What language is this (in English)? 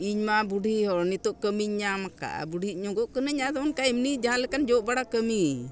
Santali